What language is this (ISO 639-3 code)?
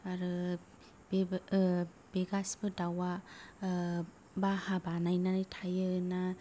brx